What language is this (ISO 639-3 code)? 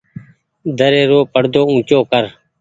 gig